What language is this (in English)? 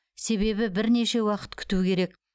Kazakh